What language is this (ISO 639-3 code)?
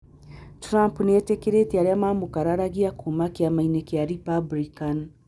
kik